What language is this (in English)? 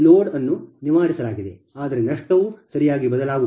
Kannada